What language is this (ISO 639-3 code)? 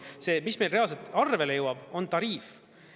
est